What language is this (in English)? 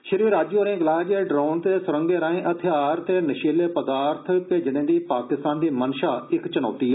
Dogri